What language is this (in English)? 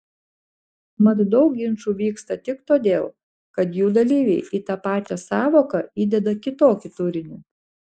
Lithuanian